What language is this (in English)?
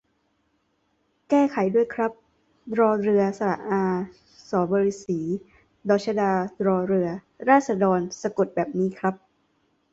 Thai